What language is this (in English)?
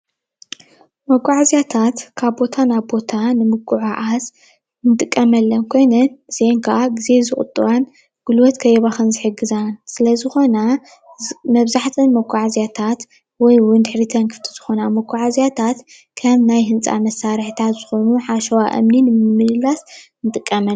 Tigrinya